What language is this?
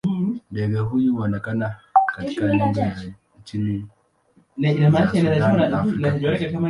Swahili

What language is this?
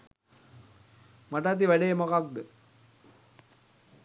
Sinhala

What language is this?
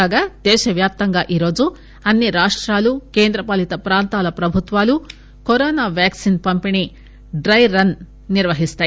Telugu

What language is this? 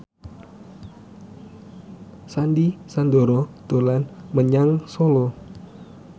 Javanese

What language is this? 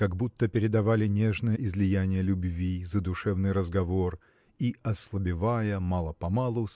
Russian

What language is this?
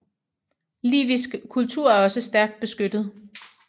Danish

